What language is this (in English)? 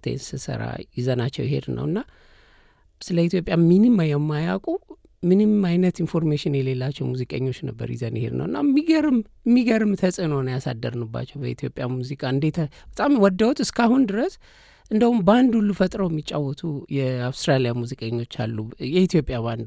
Amharic